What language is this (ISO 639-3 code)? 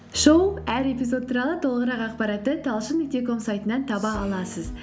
kaz